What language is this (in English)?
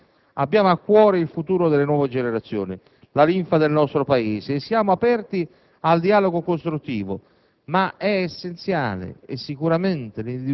Italian